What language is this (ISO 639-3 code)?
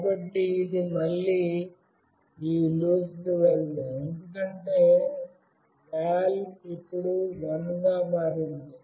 tel